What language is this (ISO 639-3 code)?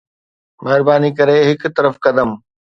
snd